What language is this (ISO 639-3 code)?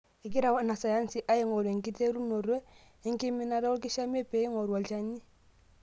mas